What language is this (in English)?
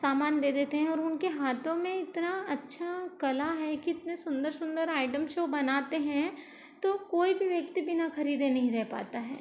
Hindi